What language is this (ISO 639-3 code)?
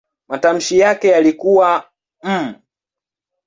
swa